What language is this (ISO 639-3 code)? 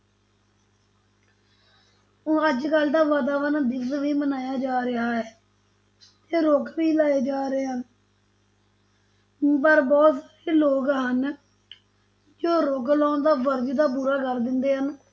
pan